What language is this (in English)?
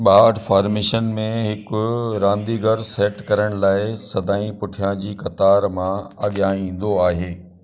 Sindhi